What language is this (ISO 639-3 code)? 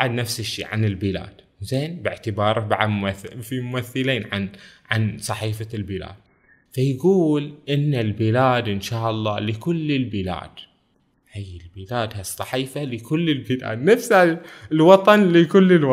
ara